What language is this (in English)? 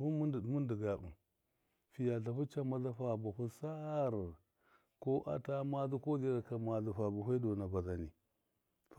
Miya